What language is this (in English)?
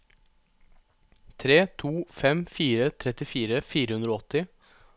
Norwegian